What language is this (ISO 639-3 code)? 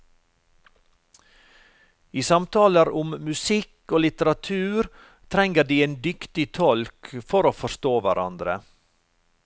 nor